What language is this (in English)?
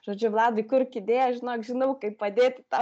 Lithuanian